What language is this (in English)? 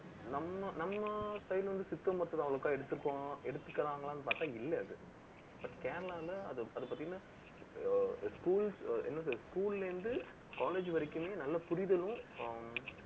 Tamil